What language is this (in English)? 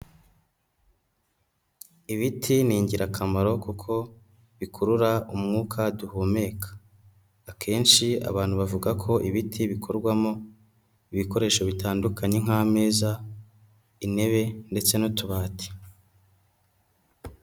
Kinyarwanda